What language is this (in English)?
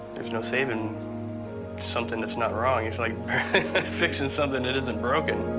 English